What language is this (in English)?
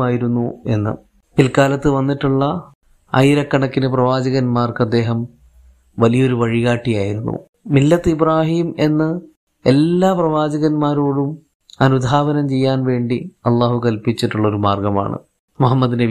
Malayalam